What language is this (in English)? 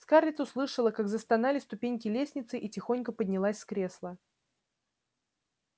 Russian